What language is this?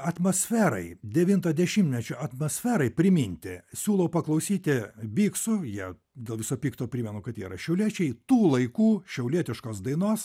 Lithuanian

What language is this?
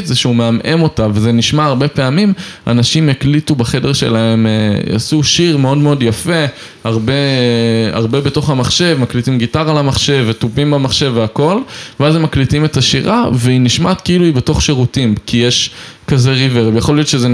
Hebrew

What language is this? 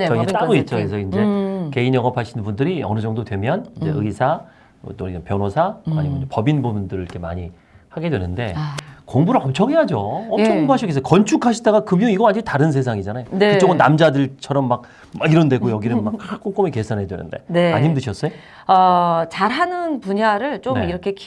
Korean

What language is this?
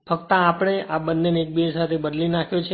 Gujarati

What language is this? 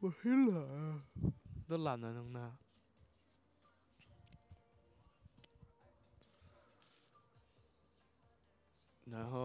Chinese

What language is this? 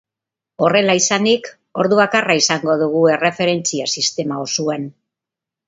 Basque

